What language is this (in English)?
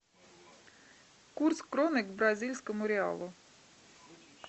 Russian